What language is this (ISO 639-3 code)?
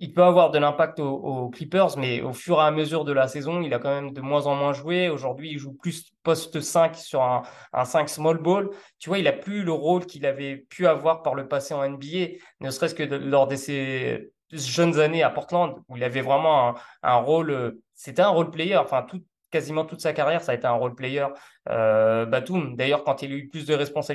fra